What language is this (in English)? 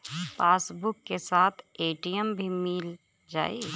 Bhojpuri